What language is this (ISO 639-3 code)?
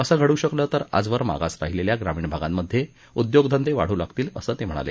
mar